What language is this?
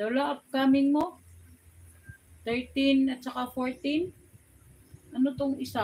Filipino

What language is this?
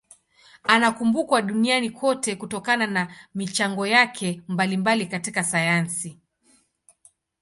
Swahili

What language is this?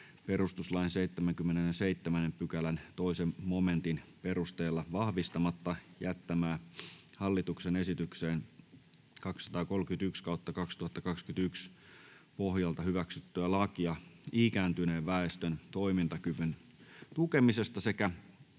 Finnish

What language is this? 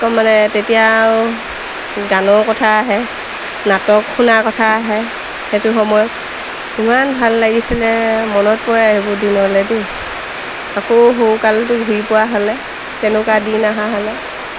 Assamese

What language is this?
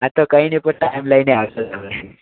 Gujarati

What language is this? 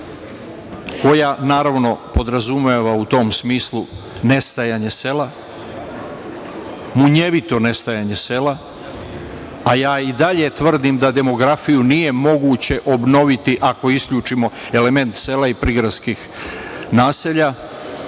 Serbian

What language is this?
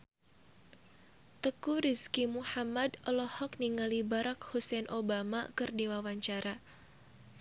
Sundanese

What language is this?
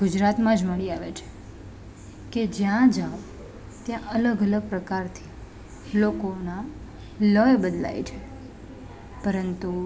Gujarati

